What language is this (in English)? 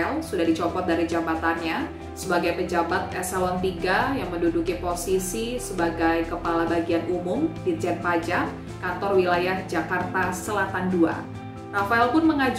Indonesian